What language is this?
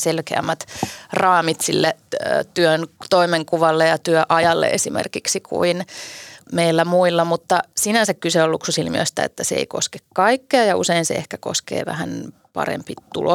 Finnish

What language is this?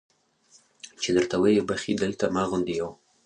Pashto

